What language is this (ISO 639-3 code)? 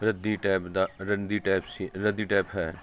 pan